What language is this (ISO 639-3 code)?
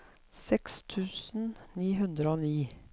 nor